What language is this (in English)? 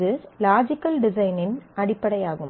Tamil